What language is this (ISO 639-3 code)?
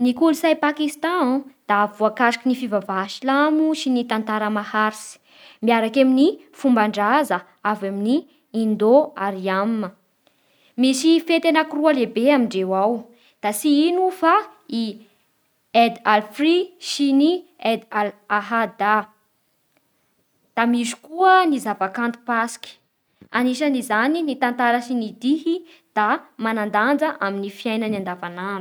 bhr